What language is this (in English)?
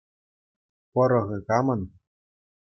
Chuvash